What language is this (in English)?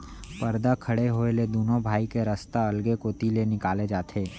Chhattisgarhi